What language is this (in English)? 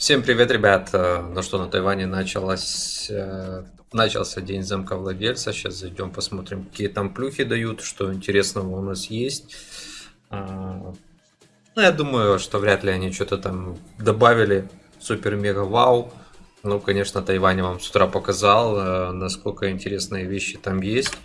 Russian